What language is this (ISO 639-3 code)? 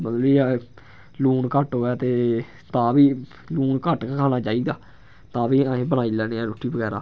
doi